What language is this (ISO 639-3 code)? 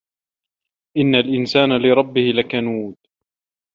ara